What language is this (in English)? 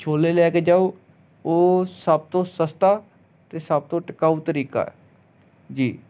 Punjabi